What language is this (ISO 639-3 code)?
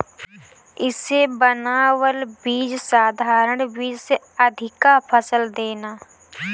bho